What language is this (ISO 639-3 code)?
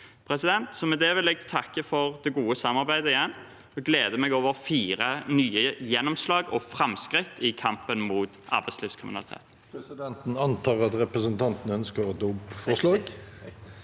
nor